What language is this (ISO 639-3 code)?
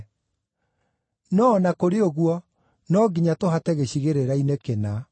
kik